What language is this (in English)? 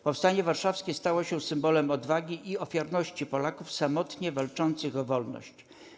Polish